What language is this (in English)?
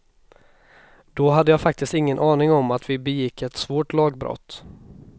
Swedish